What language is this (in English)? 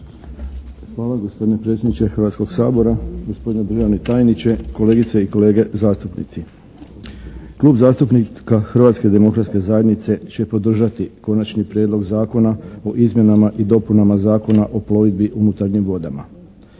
Croatian